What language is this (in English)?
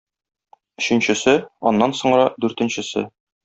Tatar